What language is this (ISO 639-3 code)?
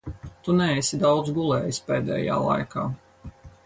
lav